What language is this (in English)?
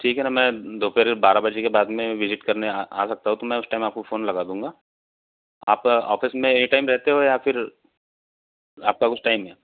Hindi